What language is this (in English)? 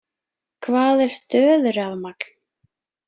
Icelandic